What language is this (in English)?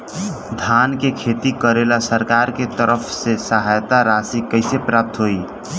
Bhojpuri